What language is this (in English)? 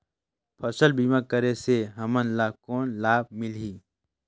Chhattisgarhi